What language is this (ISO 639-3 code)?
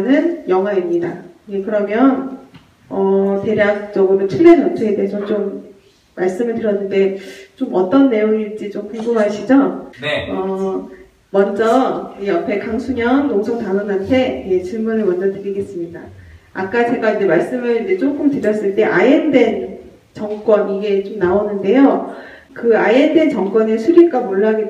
kor